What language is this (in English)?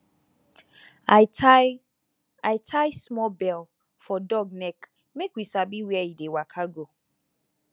Nigerian Pidgin